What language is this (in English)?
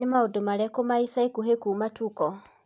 Kikuyu